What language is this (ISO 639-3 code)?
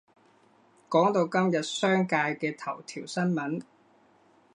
yue